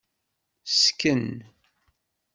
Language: Kabyle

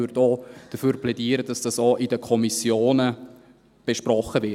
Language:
Swiss German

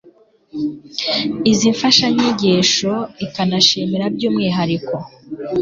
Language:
Kinyarwanda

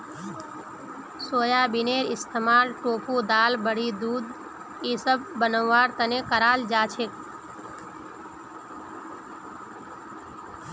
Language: Magahi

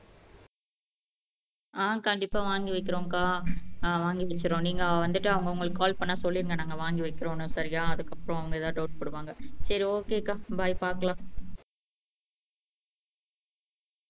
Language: Tamil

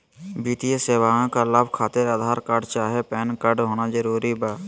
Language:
Magahi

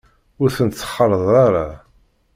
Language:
Kabyle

